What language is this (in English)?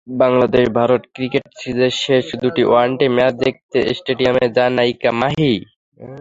Bangla